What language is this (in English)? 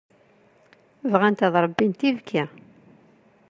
Kabyle